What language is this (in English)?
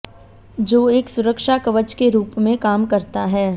Hindi